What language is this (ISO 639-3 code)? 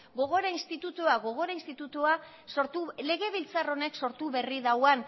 eus